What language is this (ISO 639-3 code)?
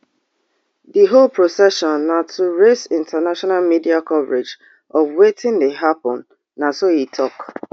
pcm